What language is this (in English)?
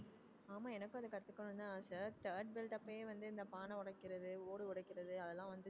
Tamil